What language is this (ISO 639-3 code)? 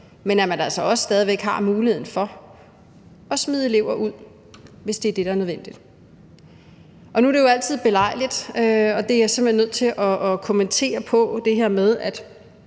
dan